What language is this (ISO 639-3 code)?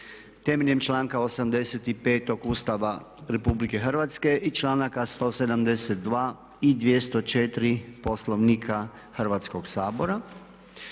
hrv